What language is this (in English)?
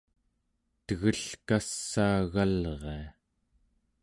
Central Yupik